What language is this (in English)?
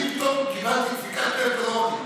Hebrew